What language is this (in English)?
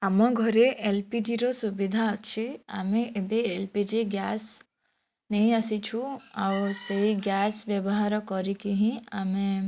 Odia